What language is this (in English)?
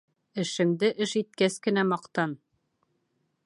Bashkir